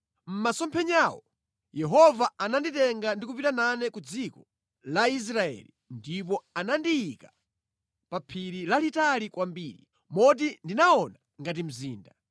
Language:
Nyanja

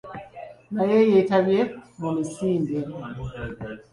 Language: Ganda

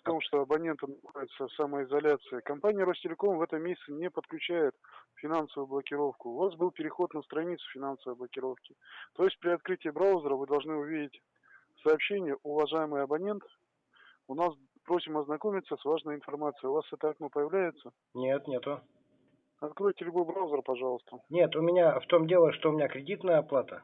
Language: Russian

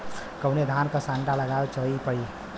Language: Bhojpuri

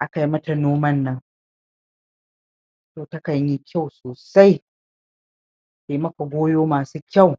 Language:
Hausa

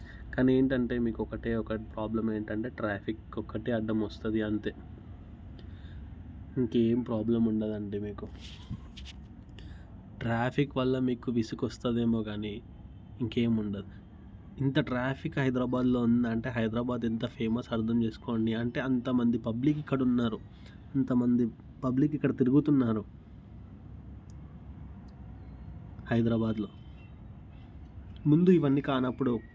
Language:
Telugu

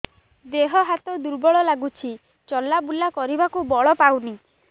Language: Odia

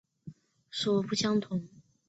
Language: Chinese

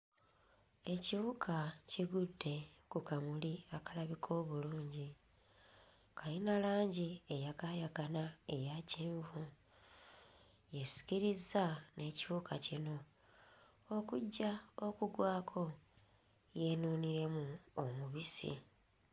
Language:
Ganda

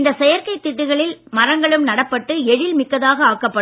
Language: Tamil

